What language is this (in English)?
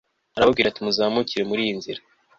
Kinyarwanda